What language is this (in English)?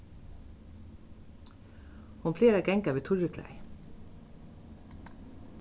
Faroese